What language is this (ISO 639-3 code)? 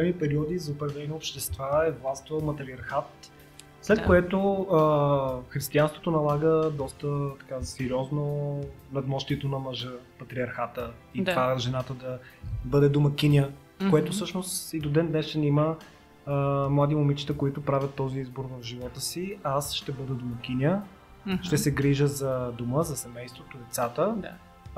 bul